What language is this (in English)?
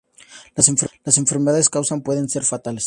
Spanish